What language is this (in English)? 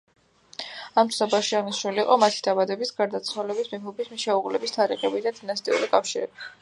Georgian